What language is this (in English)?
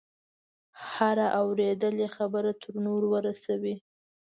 Pashto